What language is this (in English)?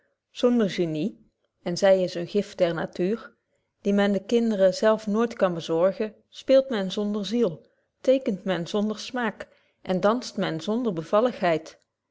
Dutch